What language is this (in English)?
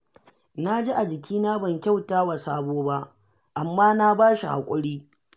Hausa